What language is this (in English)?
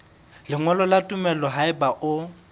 Southern Sotho